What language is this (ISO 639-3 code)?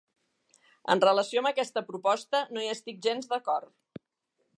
cat